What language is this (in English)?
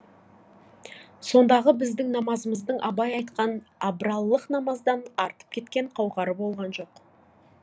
Kazakh